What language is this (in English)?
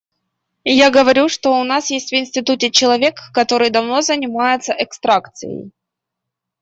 Russian